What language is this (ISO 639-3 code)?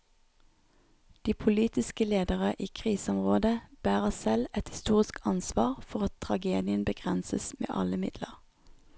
nor